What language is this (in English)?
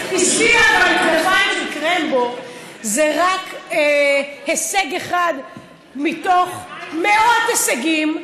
Hebrew